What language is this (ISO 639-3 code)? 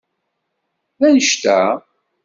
kab